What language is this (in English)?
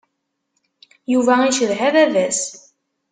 Kabyle